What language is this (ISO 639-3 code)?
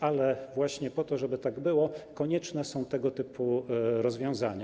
pol